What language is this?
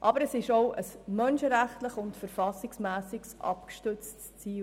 Swiss German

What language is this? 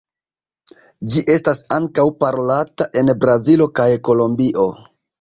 Esperanto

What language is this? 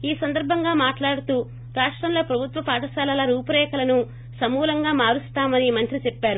Telugu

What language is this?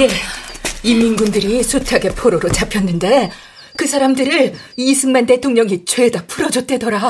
Korean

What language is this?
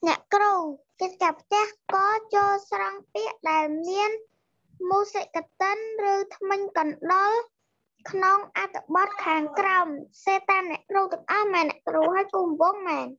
Thai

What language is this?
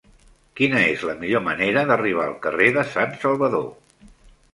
Catalan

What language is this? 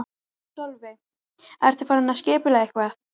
Icelandic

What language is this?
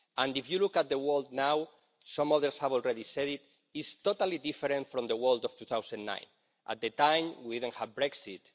English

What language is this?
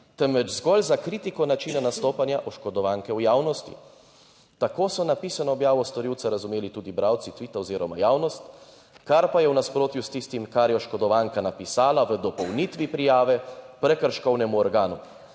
Slovenian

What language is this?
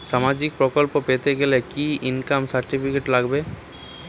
Bangla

